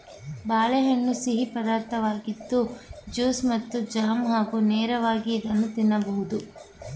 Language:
Kannada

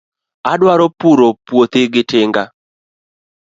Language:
Luo (Kenya and Tanzania)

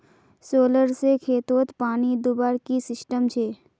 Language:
Magahi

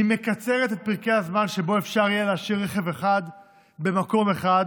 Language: Hebrew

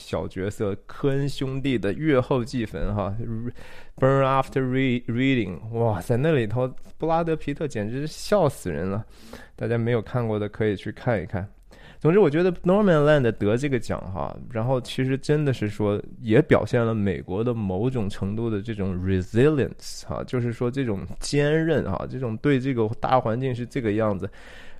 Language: Chinese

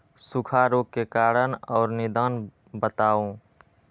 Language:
Magahi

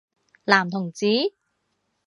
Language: Cantonese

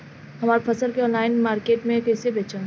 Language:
Bhojpuri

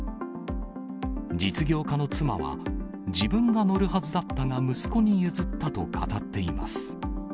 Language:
Japanese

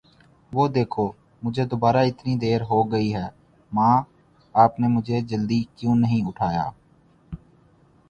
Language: Urdu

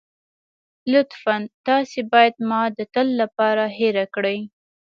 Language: Pashto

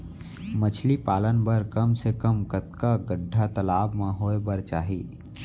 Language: Chhattisgarhi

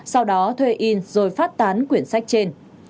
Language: Vietnamese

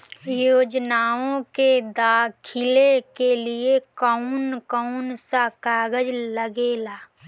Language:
Bhojpuri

